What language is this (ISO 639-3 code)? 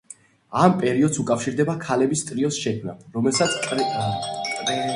kat